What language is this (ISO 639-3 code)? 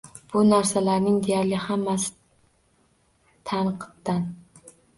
uzb